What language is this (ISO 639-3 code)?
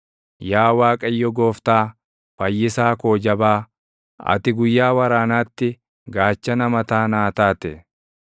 orm